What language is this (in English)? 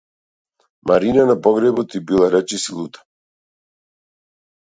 Macedonian